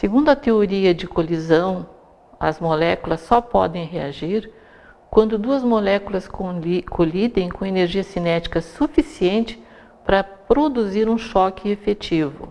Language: Portuguese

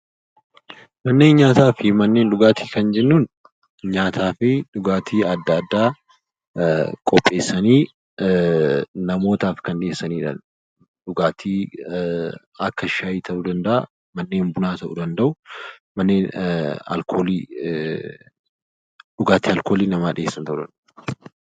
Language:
Oromo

